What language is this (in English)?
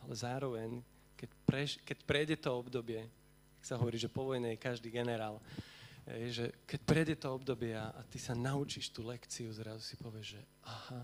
Slovak